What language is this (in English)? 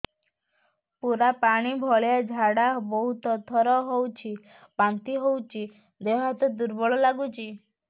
Odia